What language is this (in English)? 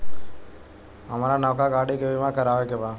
Bhojpuri